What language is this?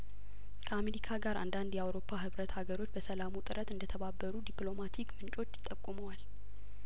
Amharic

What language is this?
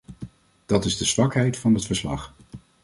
Dutch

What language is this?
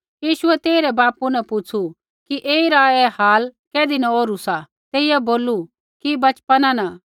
Kullu Pahari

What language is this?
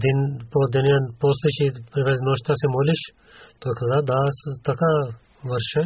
Bulgarian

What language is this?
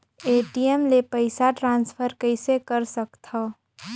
Chhattisgarhi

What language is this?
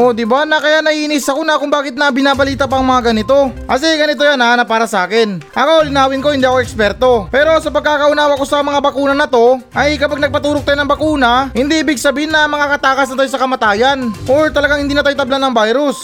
Filipino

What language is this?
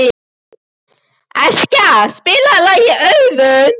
Icelandic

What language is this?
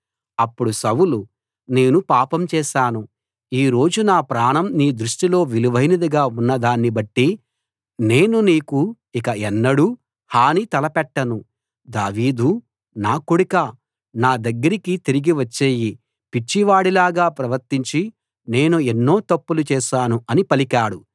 Telugu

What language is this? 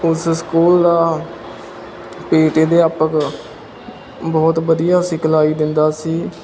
Punjabi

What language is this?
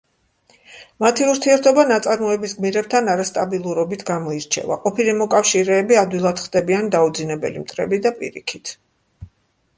Georgian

